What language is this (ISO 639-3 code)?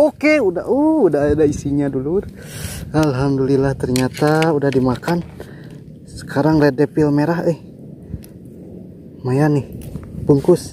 ind